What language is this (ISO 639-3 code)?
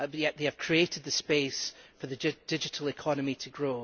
eng